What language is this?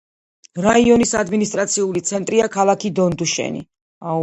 Georgian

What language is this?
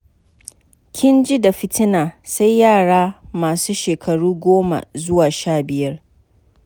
Hausa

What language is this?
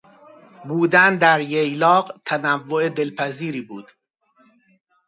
Persian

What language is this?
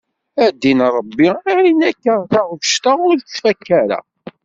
Kabyle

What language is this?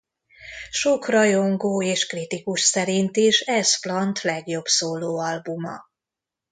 Hungarian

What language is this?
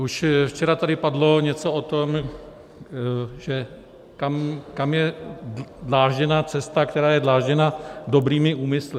Czech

